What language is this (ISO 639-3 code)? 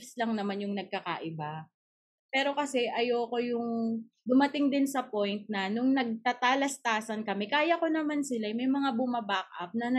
fil